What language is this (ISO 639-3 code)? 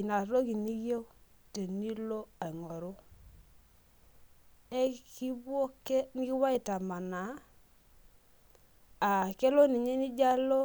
mas